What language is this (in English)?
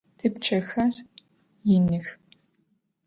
Adyghe